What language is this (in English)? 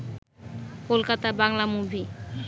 Bangla